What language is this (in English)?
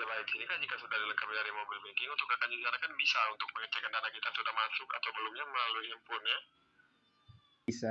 Indonesian